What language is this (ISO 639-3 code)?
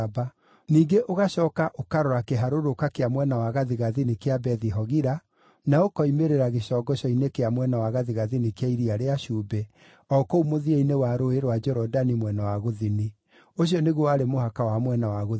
kik